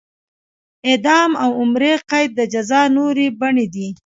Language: Pashto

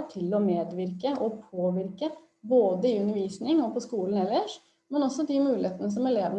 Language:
Norwegian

